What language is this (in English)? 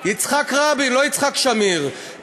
Hebrew